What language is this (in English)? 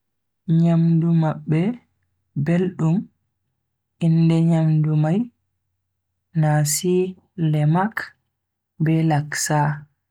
Bagirmi Fulfulde